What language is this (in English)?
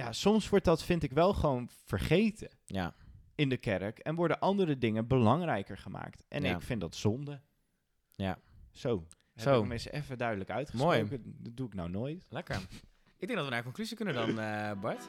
Dutch